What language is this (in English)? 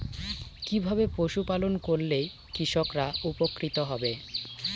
Bangla